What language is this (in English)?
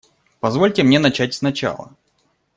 Russian